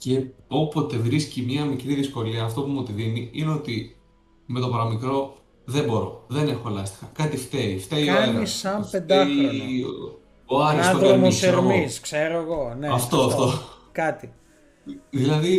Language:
Greek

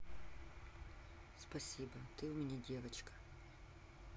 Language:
Russian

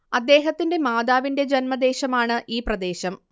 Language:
Malayalam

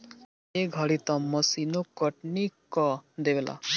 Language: Bhojpuri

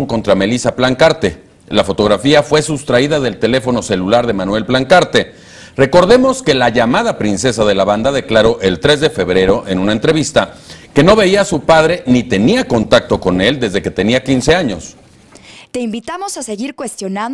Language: Spanish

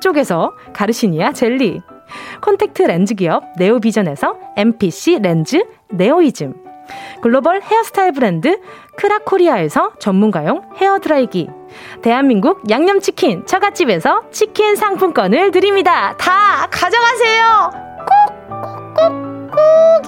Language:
Korean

